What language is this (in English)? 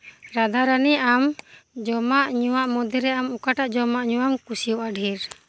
Santali